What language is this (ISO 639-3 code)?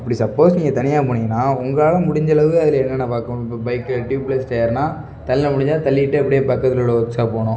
tam